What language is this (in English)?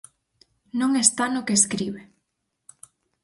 Galician